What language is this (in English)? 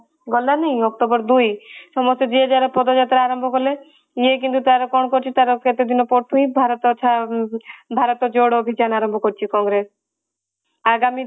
Odia